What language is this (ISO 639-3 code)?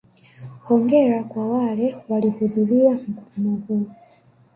swa